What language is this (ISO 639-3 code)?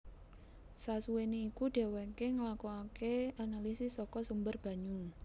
jav